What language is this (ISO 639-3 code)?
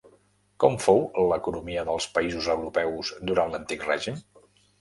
cat